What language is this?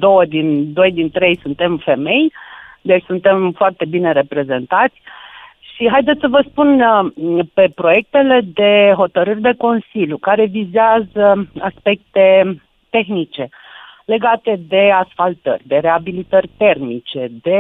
Romanian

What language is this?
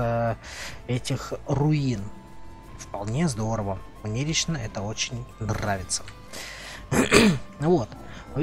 Russian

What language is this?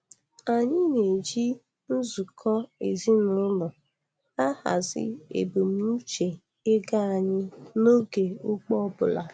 Igbo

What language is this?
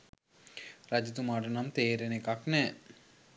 Sinhala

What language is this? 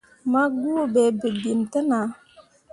Mundang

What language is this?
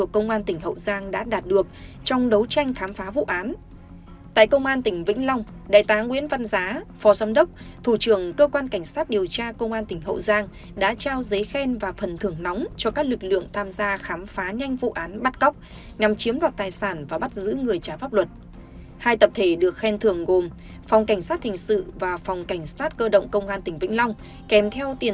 Vietnamese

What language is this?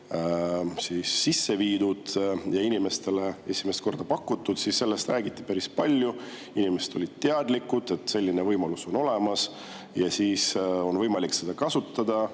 Estonian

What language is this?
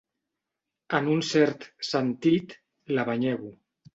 Catalan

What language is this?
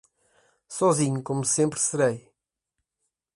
Portuguese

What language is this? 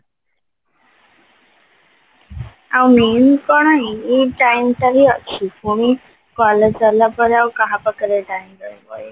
Odia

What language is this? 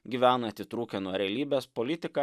Lithuanian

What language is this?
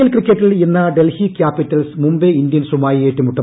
Malayalam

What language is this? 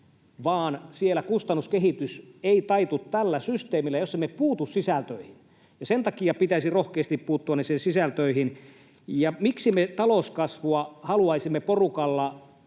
Finnish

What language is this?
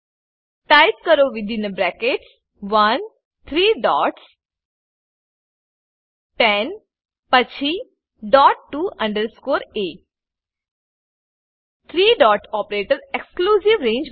Gujarati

